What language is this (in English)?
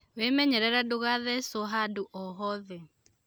Kikuyu